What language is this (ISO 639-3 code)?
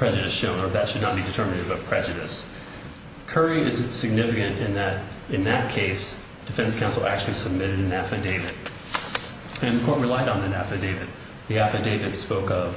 eng